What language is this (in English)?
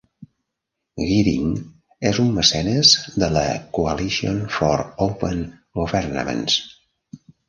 Catalan